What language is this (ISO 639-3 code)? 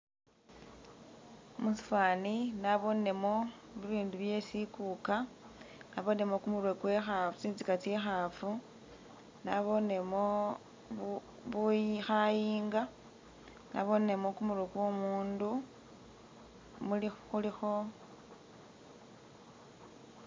myx